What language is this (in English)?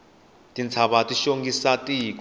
Tsonga